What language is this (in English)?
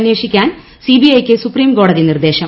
Malayalam